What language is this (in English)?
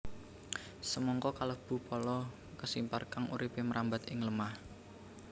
Javanese